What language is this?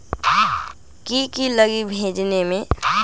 Magahi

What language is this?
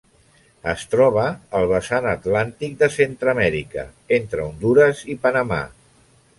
Catalan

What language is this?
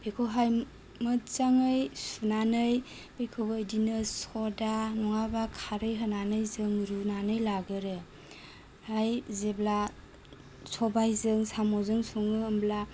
Bodo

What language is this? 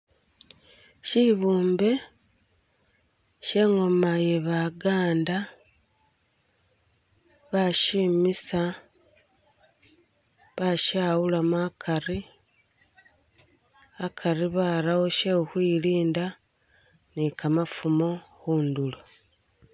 Masaaba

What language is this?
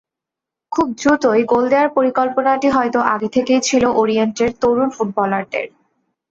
Bangla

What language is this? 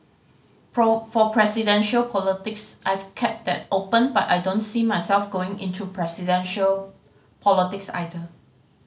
English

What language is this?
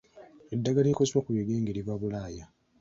Ganda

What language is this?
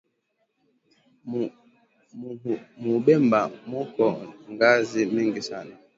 Swahili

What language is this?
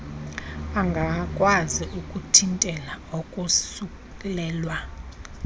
Xhosa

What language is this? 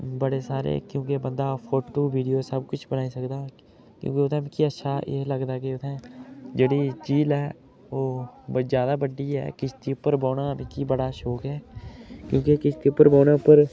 Dogri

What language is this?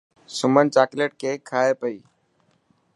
Dhatki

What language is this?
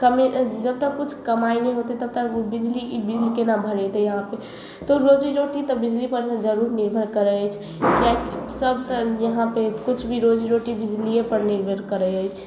Maithili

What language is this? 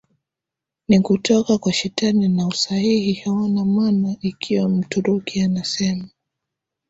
Swahili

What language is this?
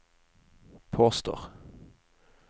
Norwegian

